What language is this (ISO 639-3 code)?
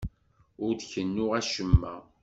kab